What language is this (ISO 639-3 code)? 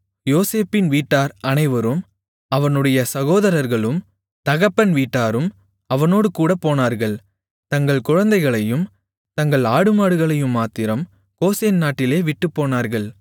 tam